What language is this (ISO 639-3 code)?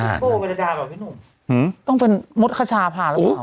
tha